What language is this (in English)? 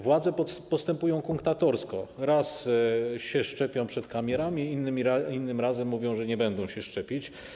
Polish